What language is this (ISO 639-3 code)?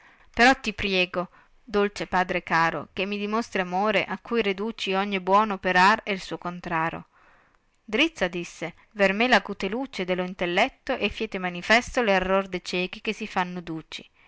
ita